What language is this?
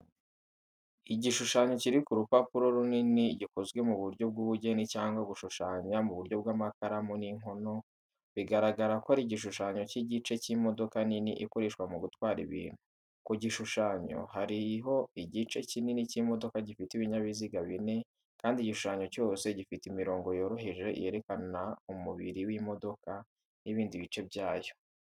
Kinyarwanda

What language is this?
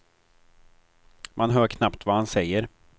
Swedish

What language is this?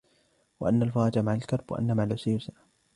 Arabic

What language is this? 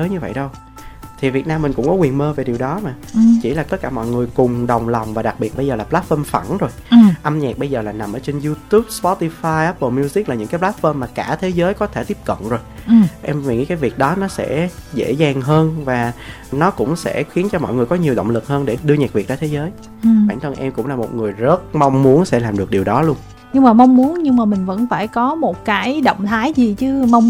Vietnamese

